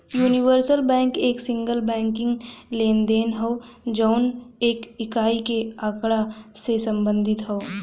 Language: Bhojpuri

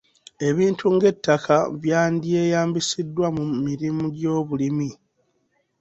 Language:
Ganda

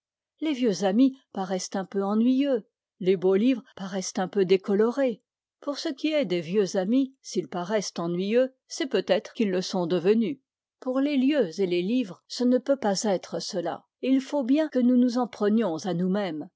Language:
French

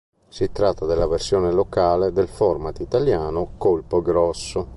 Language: Italian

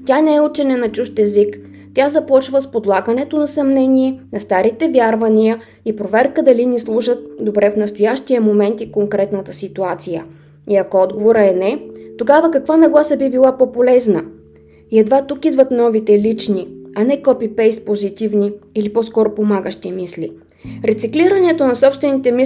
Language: Bulgarian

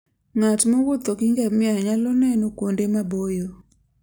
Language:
Luo (Kenya and Tanzania)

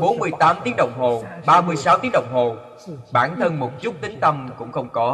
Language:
Vietnamese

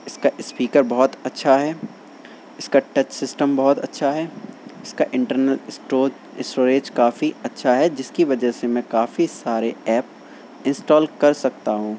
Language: Urdu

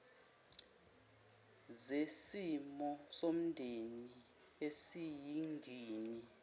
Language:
Zulu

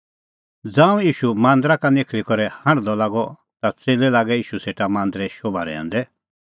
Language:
Kullu Pahari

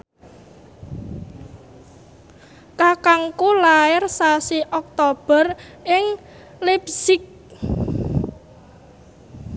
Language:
Javanese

